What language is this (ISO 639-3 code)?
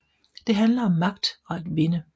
dan